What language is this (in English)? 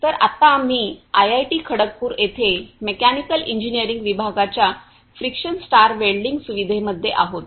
Marathi